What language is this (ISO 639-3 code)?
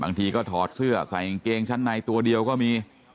tha